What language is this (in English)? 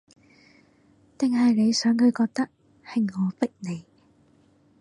Cantonese